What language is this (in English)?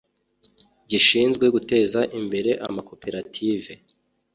Kinyarwanda